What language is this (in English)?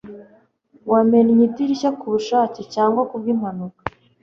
Kinyarwanda